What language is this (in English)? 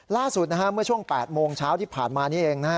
Thai